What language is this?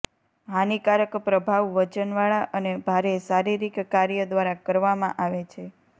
Gujarati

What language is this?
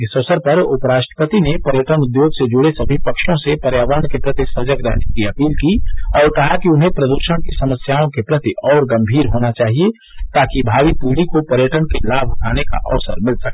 Hindi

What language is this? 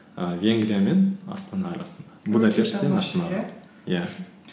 Kazakh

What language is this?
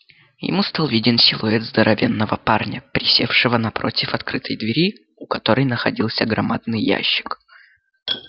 Russian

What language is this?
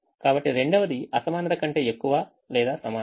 Telugu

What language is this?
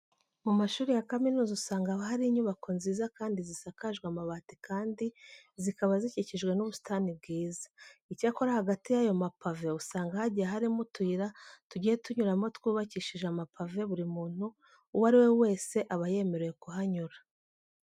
Kinyarwanda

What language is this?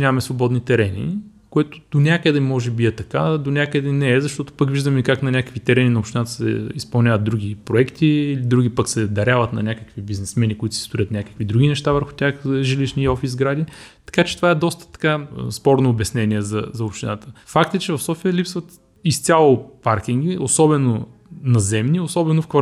Bulgarian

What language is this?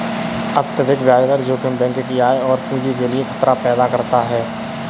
Hindi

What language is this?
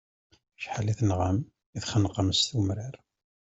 Kabyle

